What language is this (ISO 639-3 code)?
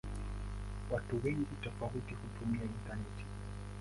swa